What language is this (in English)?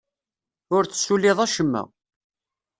Kabyle